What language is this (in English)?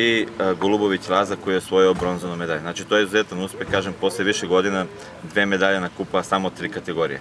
Portuguese